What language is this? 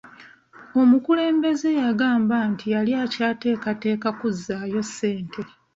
Ganda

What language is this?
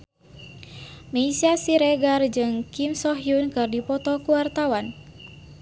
Sundanese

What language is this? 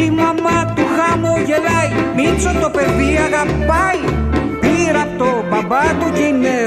Greek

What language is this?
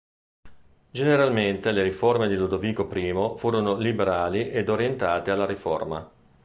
Italian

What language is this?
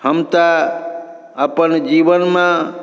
Maithili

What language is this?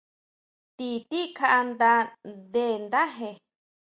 Huautla Mazatec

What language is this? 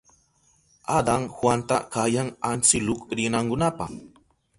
Southern Pastaza Quechua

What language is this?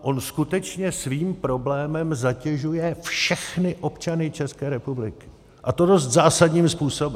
Czech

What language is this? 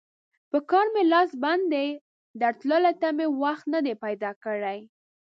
Pashto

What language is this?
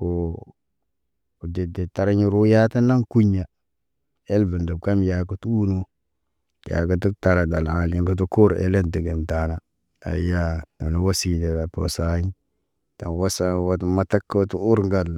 Naba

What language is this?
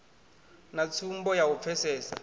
Venda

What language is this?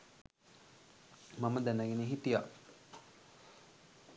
Sinhala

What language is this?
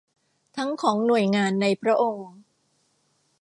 Thai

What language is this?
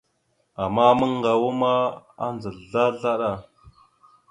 Mada (Cameroon)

